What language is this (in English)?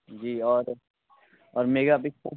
Hindi